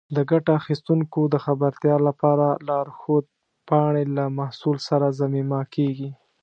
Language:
Pashto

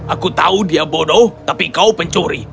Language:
Indonesian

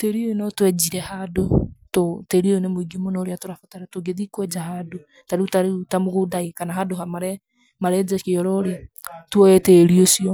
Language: Kikuyu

